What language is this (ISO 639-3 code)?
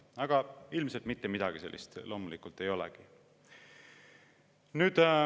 est